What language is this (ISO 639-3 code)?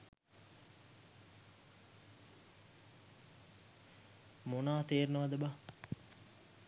sin